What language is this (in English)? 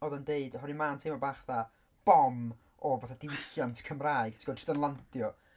Welsh